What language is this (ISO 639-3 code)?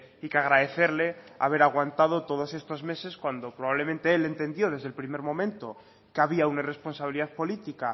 spa